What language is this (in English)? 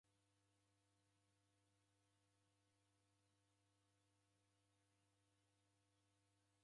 Taita